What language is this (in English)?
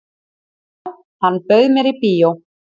Icelandic